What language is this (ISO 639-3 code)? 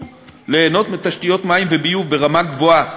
heb